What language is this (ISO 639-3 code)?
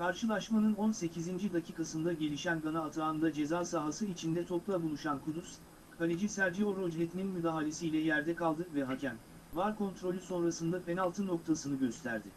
tur